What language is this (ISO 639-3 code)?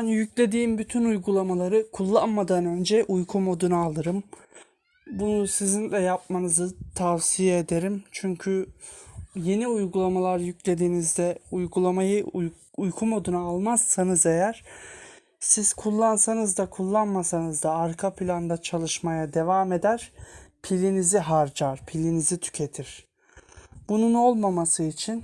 tur